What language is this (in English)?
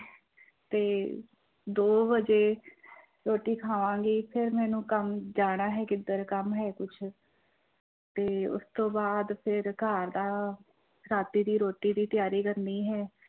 Punjabi